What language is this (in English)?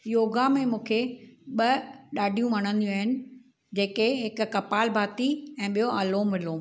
Sindhi